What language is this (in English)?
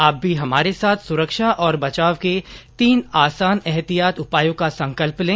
Hindi